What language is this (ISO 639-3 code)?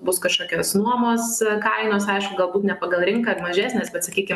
lit